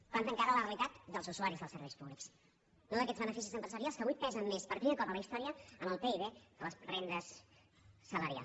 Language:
Catalan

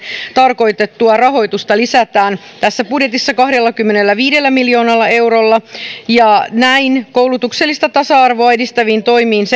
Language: Finnish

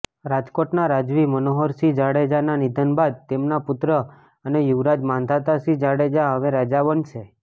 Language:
Gujarati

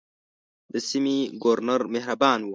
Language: Pashto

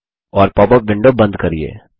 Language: Hindi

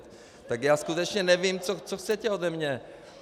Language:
Czech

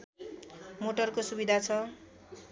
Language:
Nepali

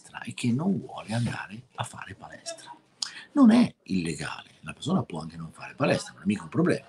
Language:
Italian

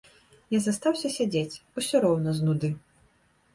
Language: Belarusian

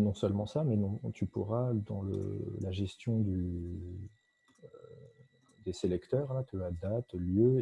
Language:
French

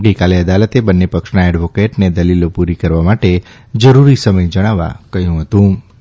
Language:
Gujarati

